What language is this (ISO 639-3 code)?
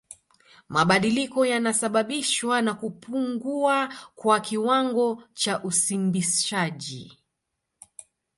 swa